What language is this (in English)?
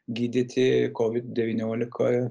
Lithuanian